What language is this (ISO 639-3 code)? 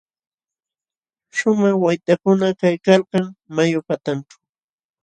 qxw